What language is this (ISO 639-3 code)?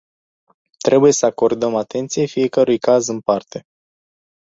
ron